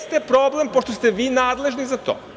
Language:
Serbian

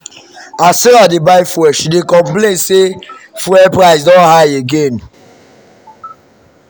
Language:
Nigerian Pidgin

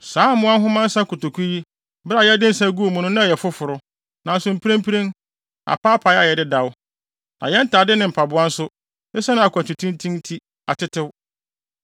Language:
Akan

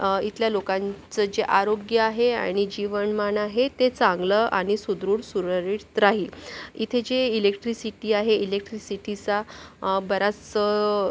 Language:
Marathi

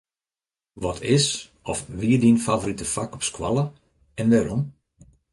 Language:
Western Frisian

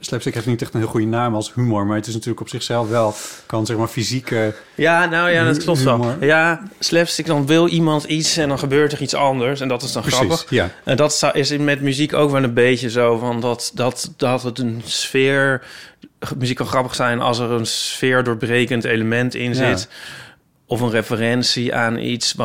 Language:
Dutch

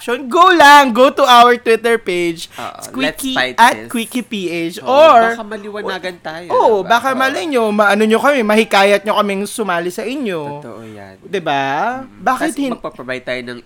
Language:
Filipino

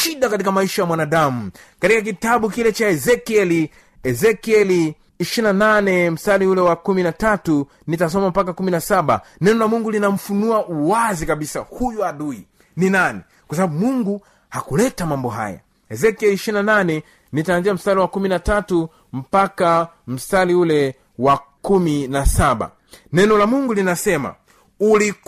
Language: Swahili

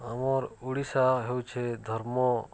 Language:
Odia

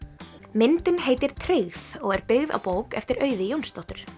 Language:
Icelandic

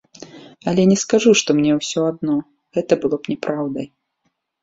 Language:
Belarusian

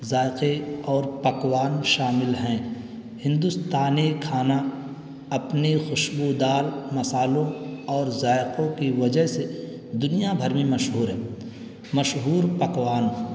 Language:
Urdu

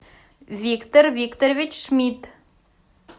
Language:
Russian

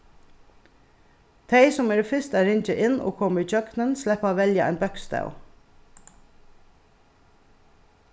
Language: Faroese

